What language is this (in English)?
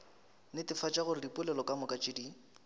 Northern Sotho